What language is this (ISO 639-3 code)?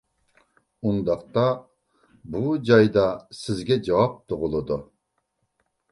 uig